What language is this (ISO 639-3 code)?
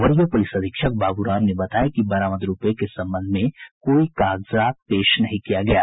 hin